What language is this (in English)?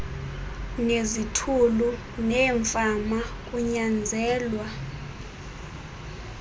Xhosa